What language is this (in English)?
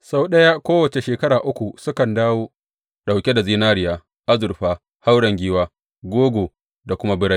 Hausa